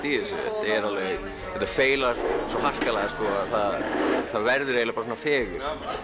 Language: Icelandic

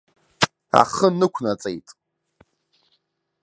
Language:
Abkhazian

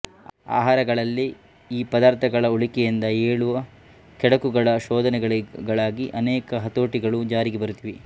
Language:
Kannada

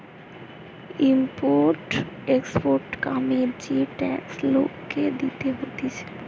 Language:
Bangla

